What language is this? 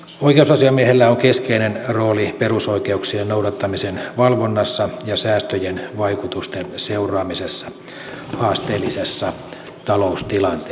Finnish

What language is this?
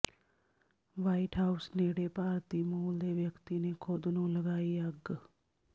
Punjabi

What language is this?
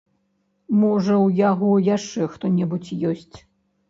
Belarusian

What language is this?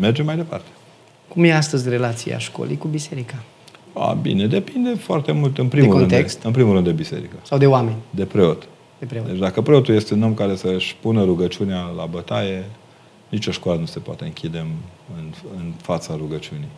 Romanian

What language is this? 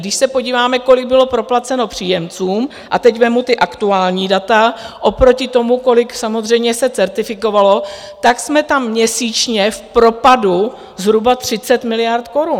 Czech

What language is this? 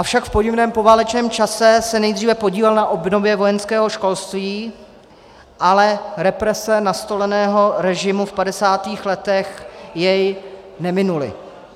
Czech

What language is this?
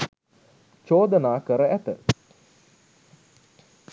Sinhala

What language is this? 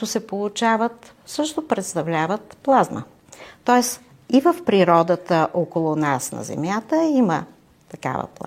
Bulgarian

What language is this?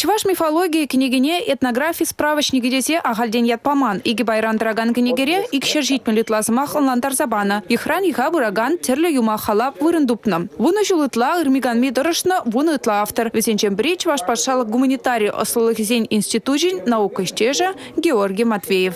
Russian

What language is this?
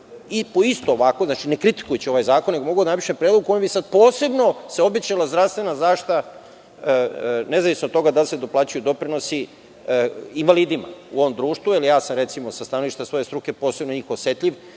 Serbian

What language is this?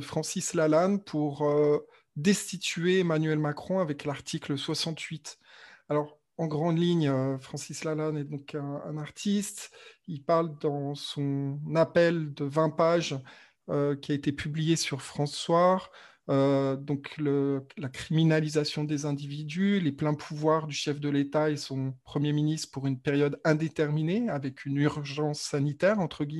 French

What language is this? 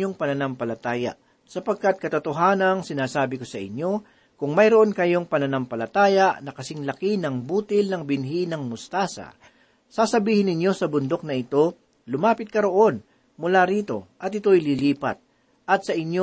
Filipino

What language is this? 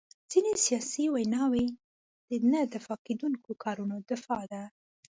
Pashto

